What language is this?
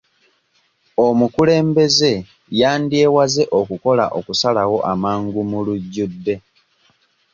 Ganda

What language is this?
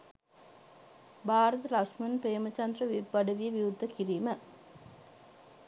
Sinhala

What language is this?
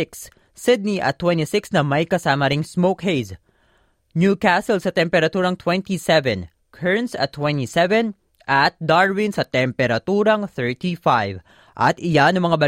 Filipino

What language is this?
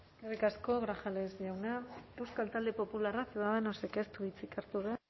Basque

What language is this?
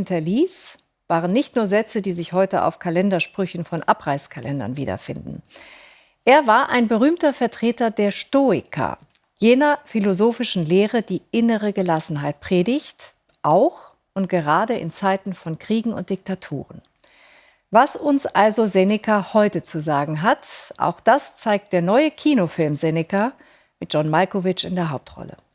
German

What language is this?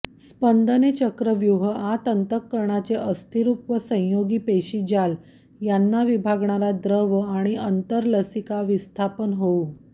Marathi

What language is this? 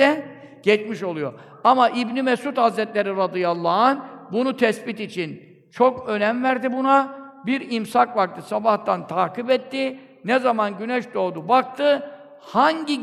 Turkish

